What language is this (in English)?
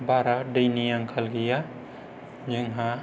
Bodo